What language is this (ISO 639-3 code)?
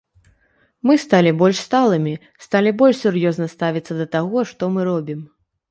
bel